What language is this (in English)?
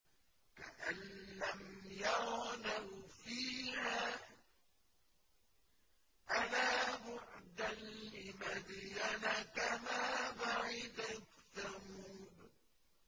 Arabic